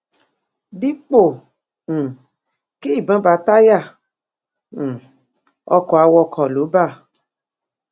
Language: Yoruba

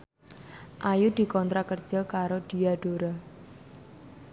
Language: Javanese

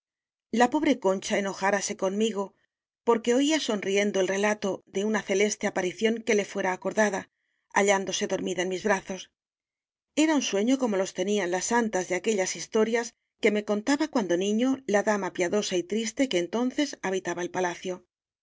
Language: Spanish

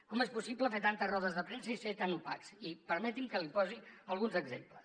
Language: Catalan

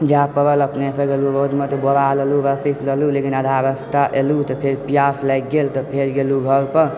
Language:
Maithili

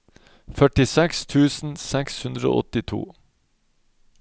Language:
Norwegian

